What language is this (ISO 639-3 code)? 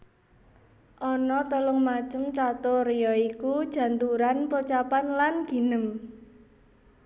jav